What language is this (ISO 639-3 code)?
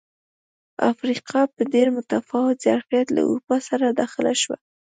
pus